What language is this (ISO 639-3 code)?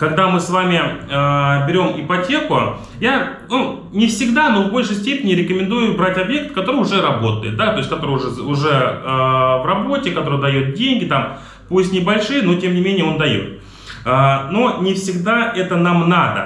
rus